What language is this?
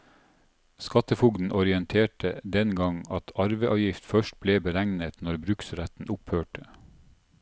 Norwegian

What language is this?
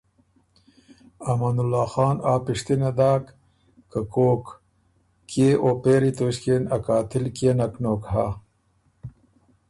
Ormuri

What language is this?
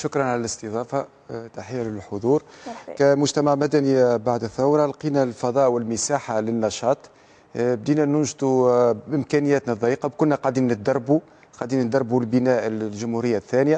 Arabic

